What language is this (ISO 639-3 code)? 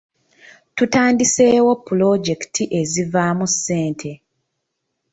lug